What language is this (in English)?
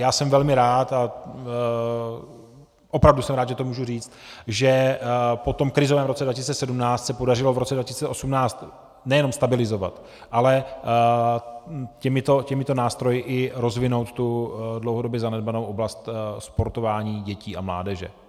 Czech